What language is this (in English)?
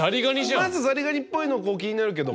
Japanese